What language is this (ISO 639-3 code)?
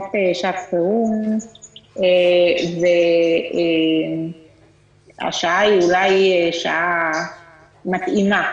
heb